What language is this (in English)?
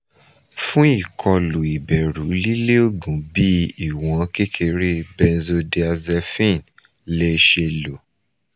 Yoruba